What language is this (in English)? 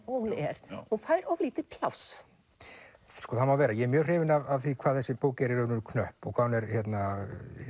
Icelandic